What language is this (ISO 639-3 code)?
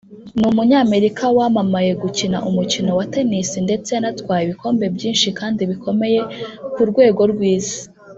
kin